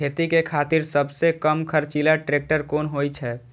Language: Maithili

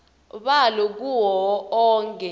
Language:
Swati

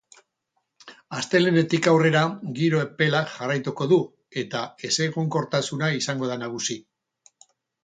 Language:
Basque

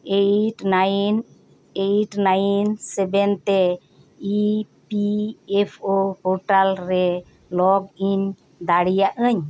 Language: Santali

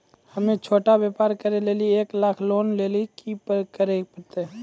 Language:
Maithili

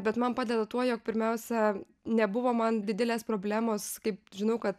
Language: Lithuanian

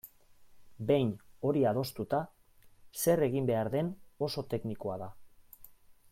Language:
Basque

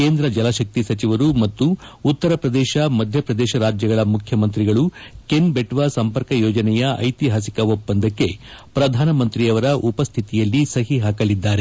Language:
Kannada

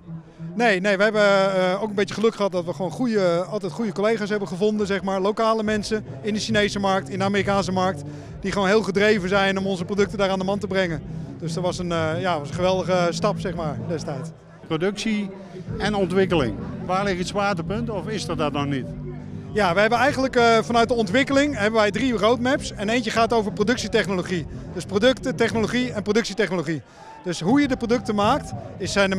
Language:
Dutch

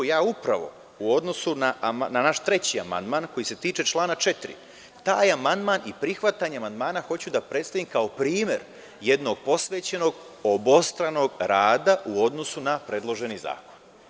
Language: Serbian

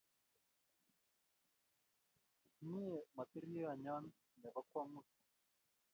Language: Kalenjin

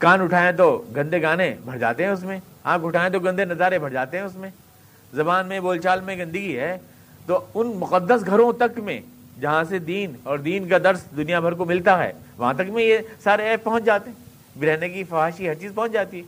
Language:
Urdu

